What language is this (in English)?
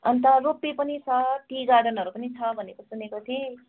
Nepali